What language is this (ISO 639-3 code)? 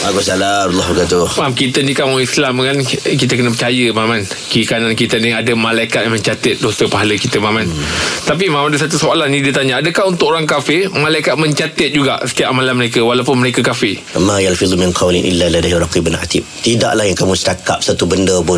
msa